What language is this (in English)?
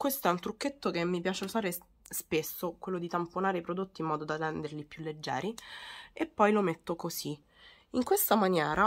Italian